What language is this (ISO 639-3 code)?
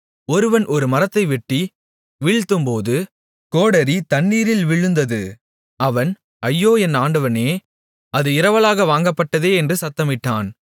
tam